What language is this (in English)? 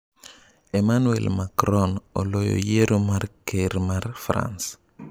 Luo (Kenya and Tanzania)